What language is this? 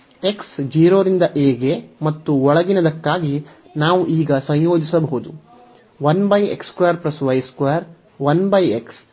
Kannada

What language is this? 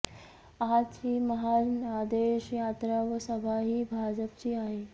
Marathi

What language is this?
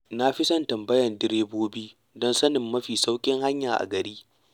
Hausa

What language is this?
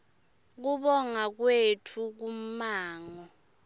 Swati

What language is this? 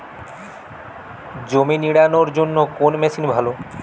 Bangla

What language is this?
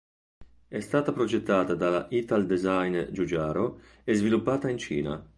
Italian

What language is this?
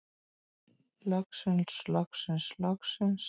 Icelandic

